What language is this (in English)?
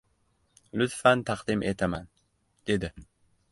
Uzbek